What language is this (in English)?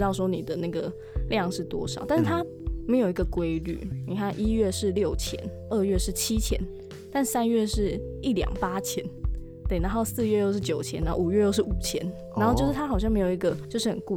Chinese